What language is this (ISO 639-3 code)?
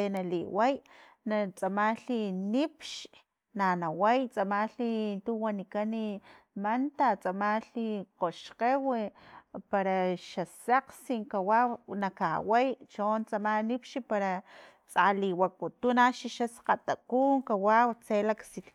tlp